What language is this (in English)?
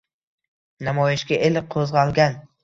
Uzbek